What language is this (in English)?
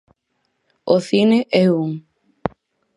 Galician